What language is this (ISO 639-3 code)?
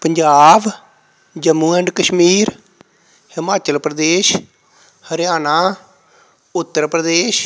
pan